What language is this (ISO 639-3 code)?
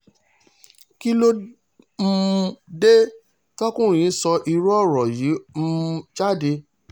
yor